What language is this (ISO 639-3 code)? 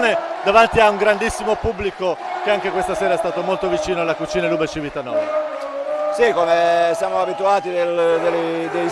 ita